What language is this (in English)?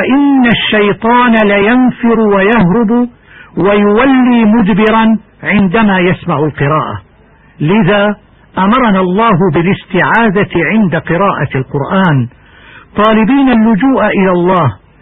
Arabic